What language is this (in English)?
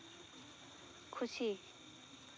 Santali